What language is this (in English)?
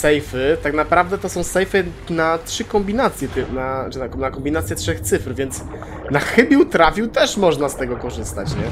Polish